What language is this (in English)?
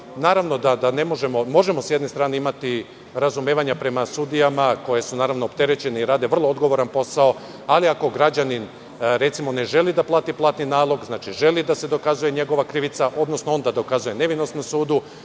Serbian